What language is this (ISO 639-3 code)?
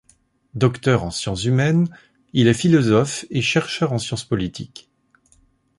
fra